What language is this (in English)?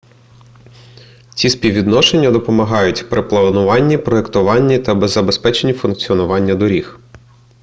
Ukrainian